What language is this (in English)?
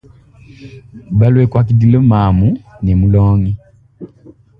Luba-Lulua